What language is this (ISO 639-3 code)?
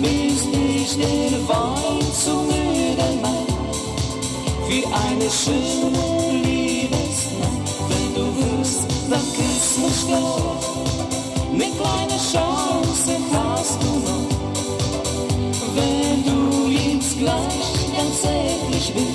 ara